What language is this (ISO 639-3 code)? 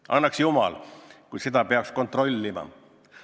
est